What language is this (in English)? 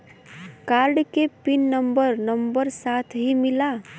Bhojpuri